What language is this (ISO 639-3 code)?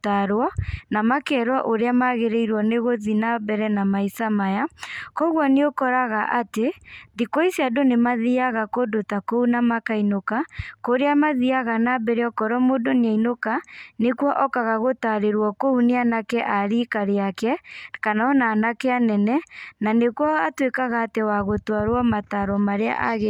kik